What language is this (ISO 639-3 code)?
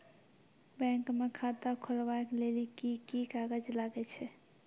mai